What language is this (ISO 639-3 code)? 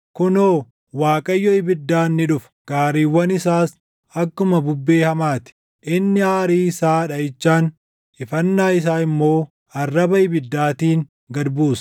orm